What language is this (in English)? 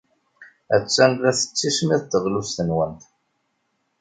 Kabyle